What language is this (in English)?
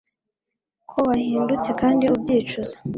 Kinyarwanda